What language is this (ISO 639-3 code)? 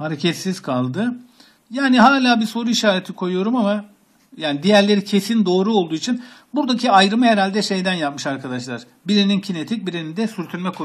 tur